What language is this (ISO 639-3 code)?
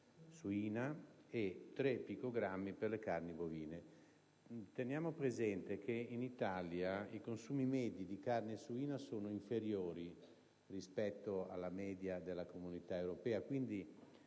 ita